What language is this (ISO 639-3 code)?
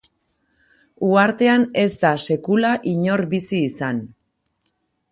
eus